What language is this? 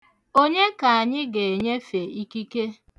Igbo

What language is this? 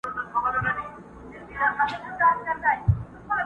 Pashto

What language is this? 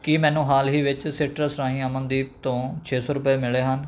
Punjabi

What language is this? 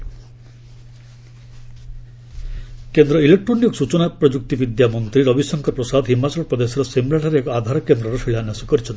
Odia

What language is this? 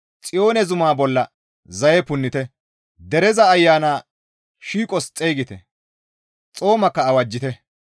Gamo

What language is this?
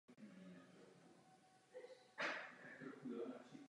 Czech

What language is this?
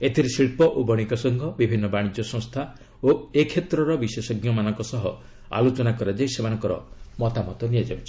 Odia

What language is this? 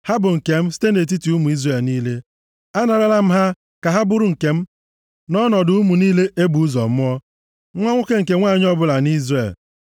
Igbo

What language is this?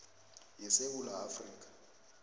South Ndebele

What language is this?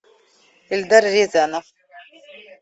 Russian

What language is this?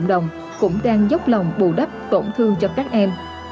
Vietnamese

